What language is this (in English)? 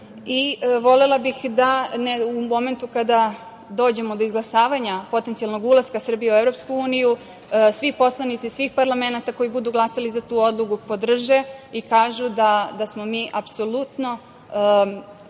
Serbian